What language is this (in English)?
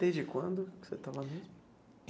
Portuguese